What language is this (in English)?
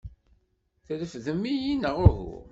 Kabyle